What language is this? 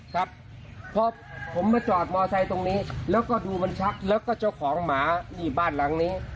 Thai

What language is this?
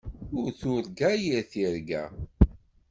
Kabyle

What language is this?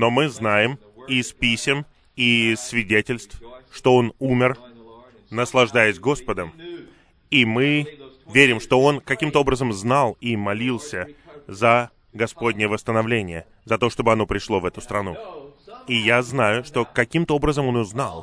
Russian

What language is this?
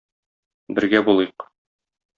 Tatar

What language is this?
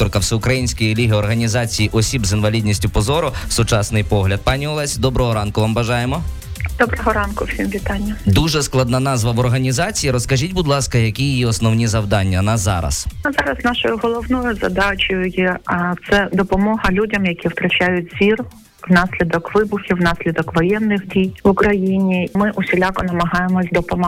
Ukrainian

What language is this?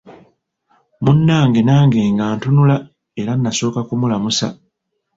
Ganda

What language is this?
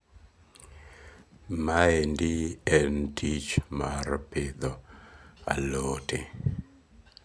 Luo (Kenya and Tanzania)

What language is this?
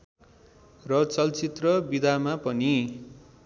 Nepali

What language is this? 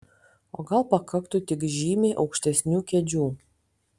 Lithuanian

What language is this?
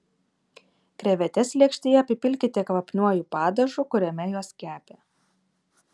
Lithuanian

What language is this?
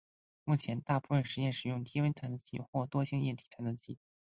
Chinese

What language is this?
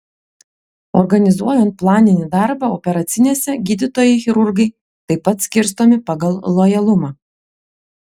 Lithuanian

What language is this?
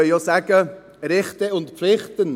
Swiss German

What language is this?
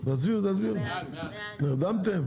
Hebrew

